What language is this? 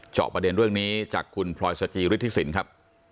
Thai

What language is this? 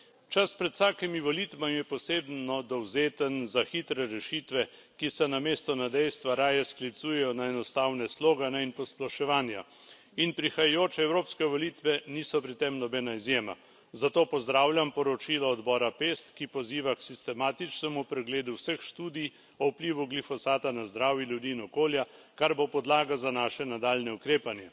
Slovenian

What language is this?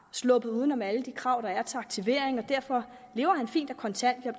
Danish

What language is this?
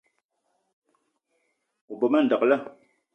Eton (Cameroon)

